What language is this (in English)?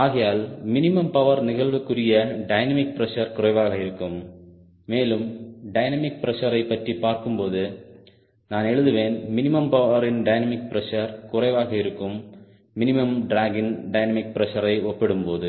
Tamil